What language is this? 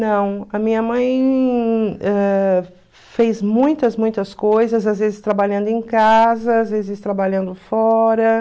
Portuguese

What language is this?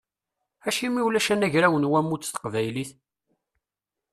Kabyle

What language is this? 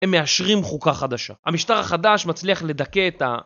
Hebrew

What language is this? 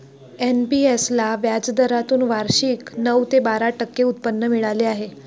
Marathi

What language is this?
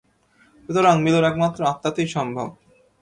Bangla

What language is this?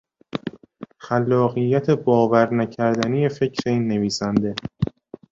Persian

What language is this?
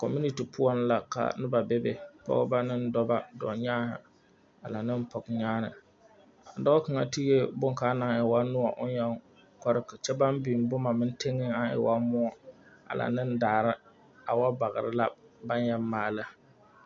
Southern Dagaare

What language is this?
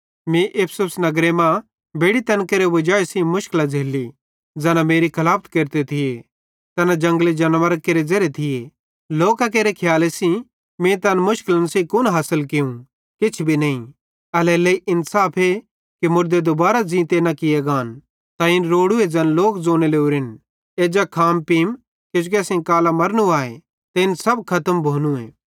Bhadrawahi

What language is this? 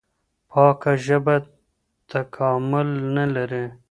Pashto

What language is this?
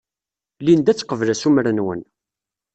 Kabyle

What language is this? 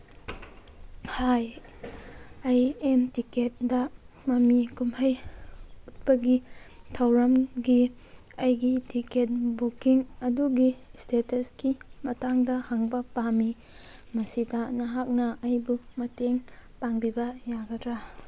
Manipuri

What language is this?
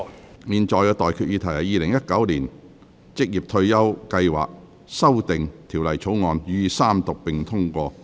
Cantonese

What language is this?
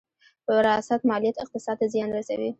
Pashto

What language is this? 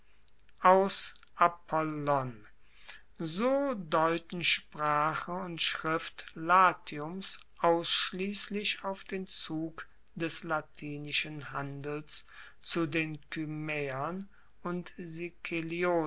German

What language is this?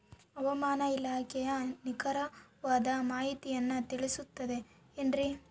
Kannada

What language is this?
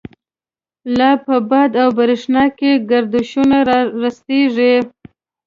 Pashto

